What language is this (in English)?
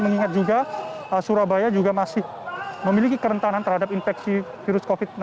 Indonesian